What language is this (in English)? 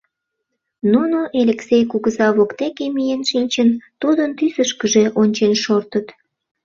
Mari